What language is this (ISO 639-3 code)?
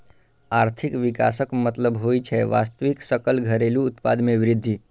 mai